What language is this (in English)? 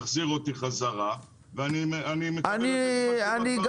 Hebrew